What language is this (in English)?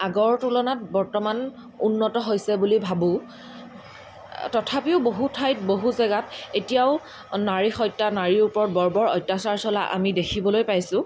Assamese